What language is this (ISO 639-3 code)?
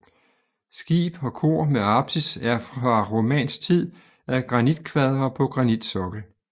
dan